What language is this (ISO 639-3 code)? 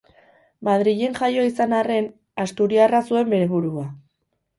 eus